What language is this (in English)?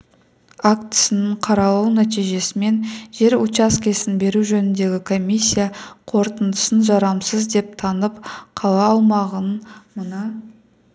Kazakh